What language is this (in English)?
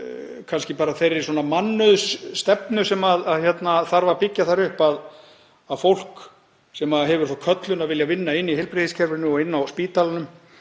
Icelandic